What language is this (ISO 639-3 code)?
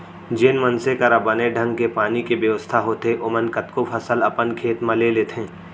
hne